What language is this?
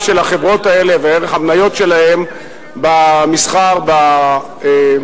Hebrew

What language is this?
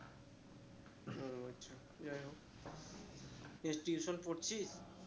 Bangla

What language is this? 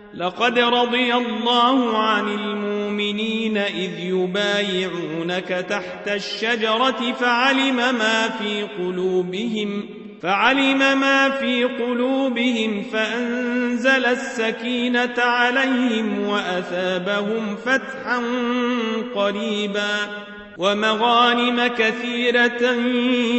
Arabic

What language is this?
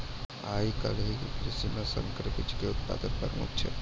Maithili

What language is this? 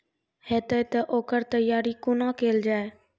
Maithili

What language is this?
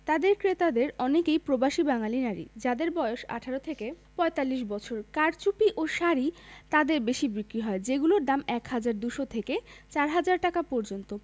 Bangla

